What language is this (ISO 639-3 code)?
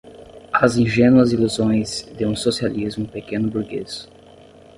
por